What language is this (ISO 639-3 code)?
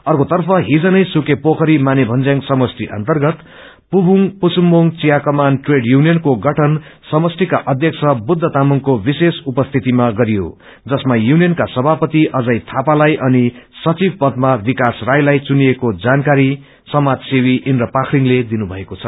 nep